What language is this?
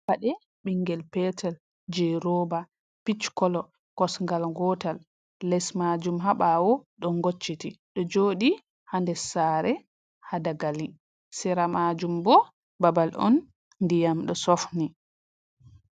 Fula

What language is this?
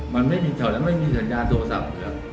Thai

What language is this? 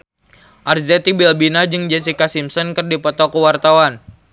Sundanese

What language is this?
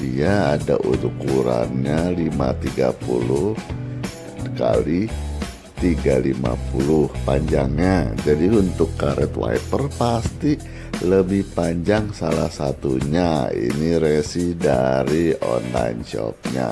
Indonesian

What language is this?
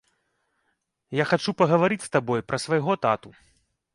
Belarusian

